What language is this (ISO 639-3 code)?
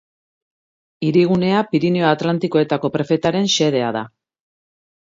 eus